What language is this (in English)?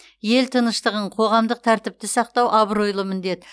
Kazakh